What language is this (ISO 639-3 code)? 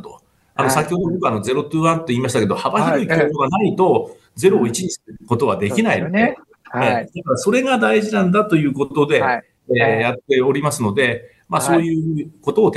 jpn